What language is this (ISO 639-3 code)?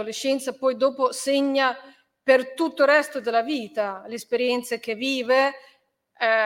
ita